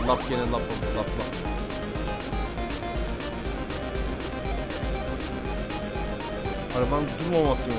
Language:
Turkish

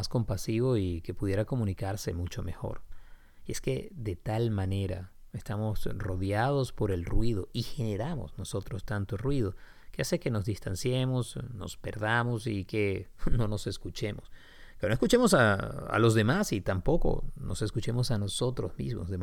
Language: Spanish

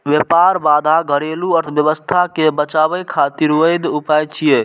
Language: Maithili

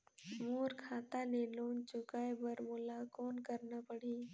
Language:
Chhattisgarhi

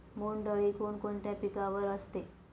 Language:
Marathi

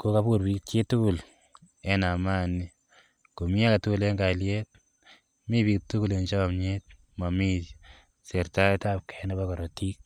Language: Kalenjin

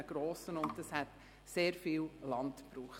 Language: Swiss German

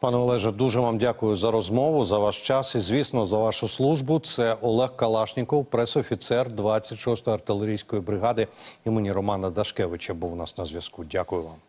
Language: Ukrainian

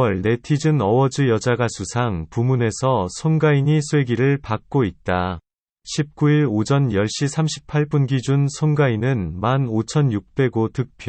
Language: Korean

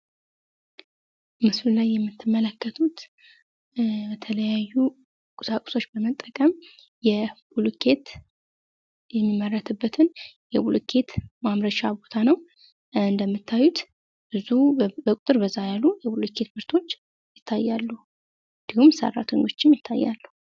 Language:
Amharic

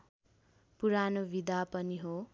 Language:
Nepali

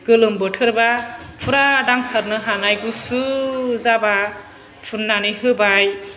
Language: Bodo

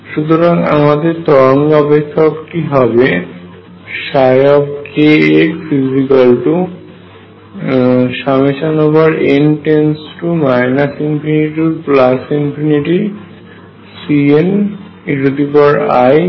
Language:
Bangla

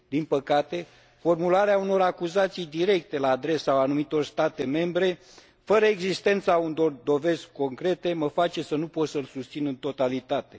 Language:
Romanian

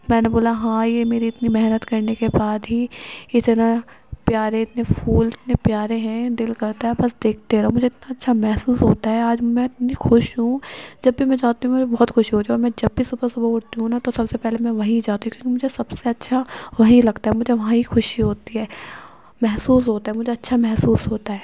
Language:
Urdu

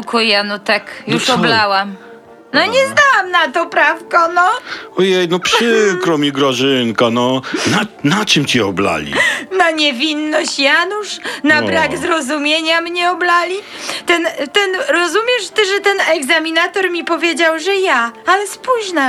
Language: Polish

